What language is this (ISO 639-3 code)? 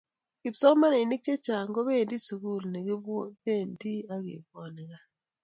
kln